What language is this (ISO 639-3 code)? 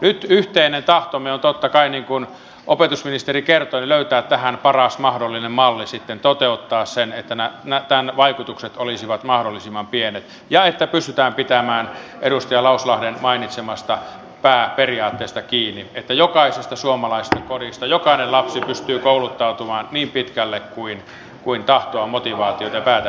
fin